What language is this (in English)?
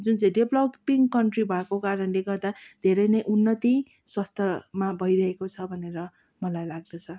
Nepali